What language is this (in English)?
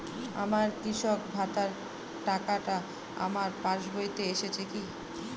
Bangla